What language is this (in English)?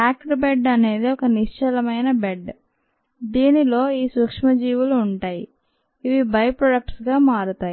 Telugu